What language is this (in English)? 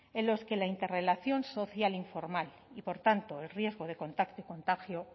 Spanish